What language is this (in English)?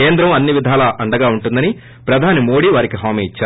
Telugu